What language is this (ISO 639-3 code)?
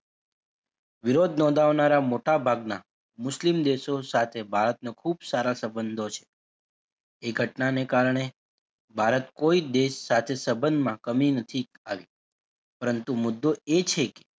guj